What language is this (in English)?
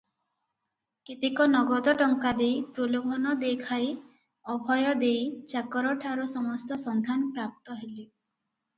Odia